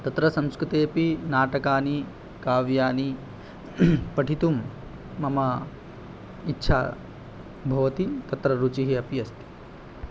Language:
Sanskrit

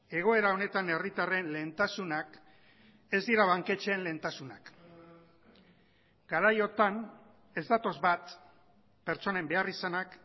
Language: Basque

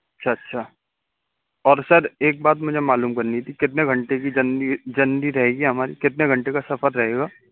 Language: Urdu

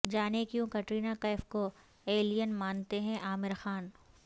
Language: Urdu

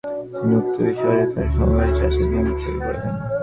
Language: Bangla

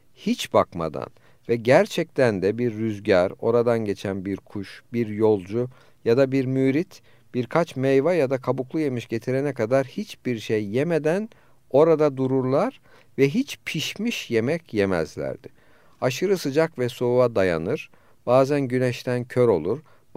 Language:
Turkish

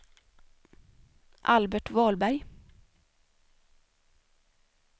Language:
Swedish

